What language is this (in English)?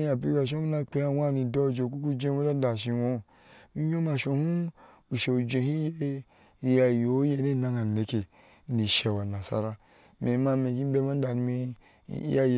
Ashe